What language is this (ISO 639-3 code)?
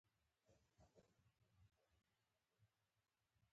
pus